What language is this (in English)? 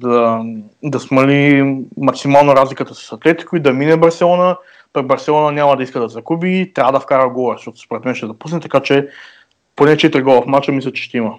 Bulgarian